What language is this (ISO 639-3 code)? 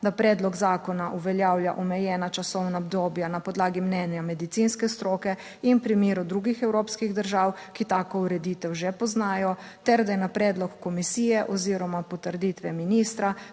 slv